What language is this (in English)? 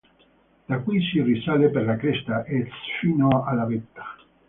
Italian